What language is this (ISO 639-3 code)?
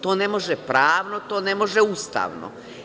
srp